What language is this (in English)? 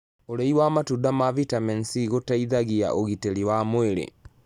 Kikuyu